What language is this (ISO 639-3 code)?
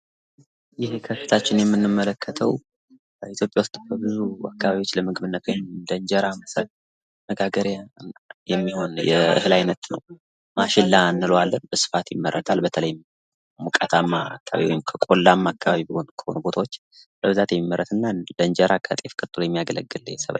amh